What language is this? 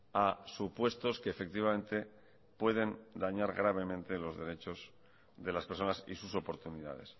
Spanish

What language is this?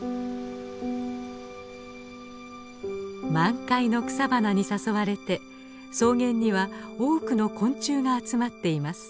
Japanese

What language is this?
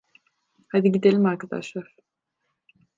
Turkish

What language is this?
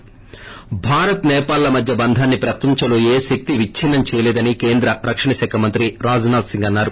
Telugu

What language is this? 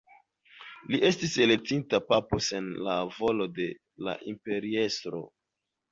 Esperanto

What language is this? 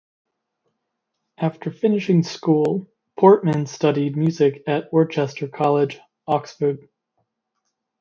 English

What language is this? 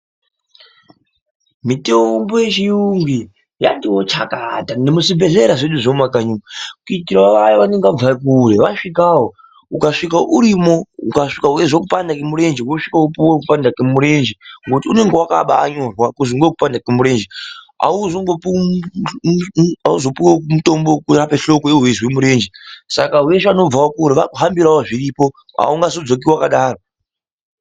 Ndau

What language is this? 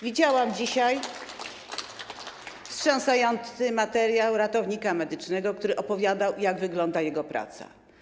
Polish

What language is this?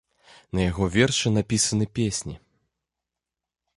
Belarusian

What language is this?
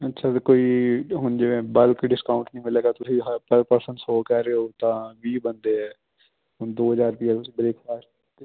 Punjabi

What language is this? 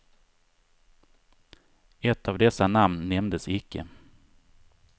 Swedish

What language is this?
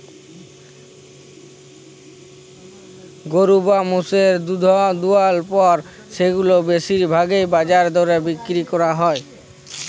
Bangla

